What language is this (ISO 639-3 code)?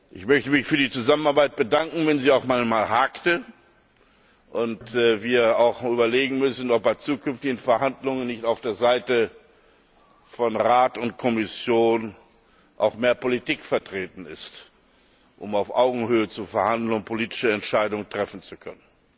deu